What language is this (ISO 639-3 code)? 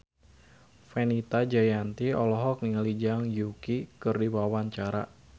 sun